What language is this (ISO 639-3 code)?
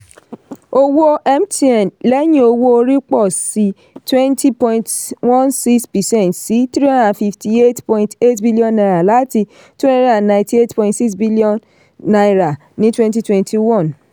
yor